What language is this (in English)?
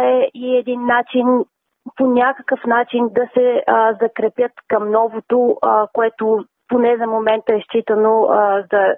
Bulgarian